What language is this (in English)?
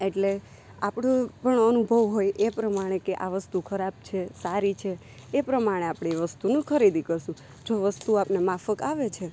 Gujarati